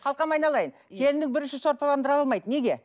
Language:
Kazakh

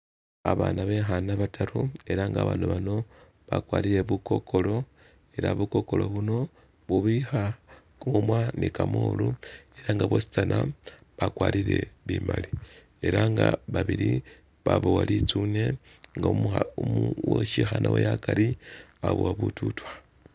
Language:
Masaaba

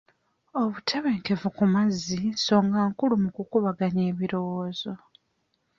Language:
Ganda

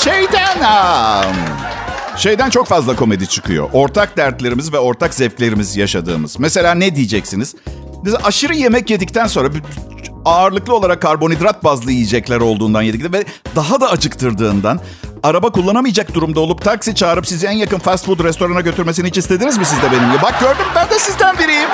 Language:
Turkish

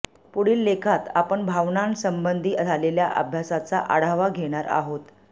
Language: Marathi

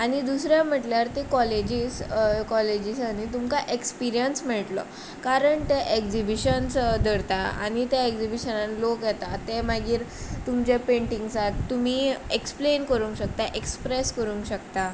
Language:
Konkani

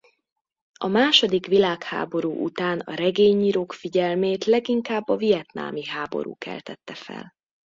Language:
Hungarian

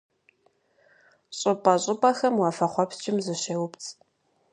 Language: Kabardian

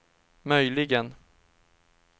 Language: Swedish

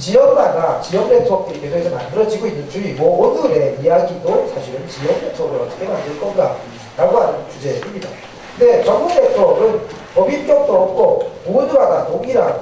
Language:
Korean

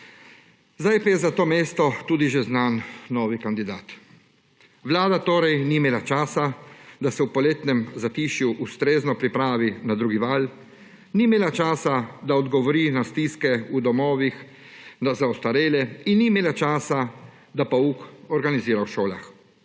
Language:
Slovenian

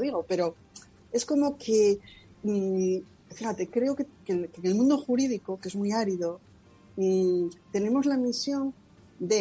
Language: Spanish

